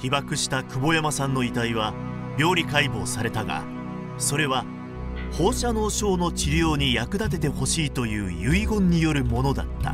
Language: Japanese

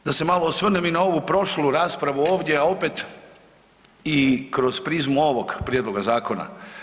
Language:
Croatian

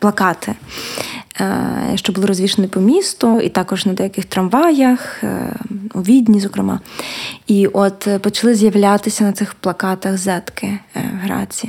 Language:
Ukrainian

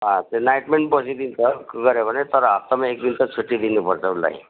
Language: Nepali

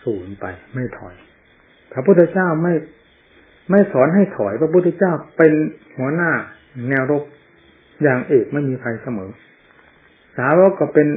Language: Thai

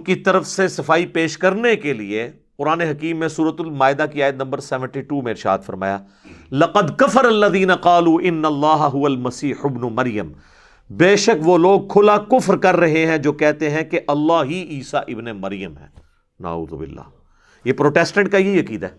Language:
Urdu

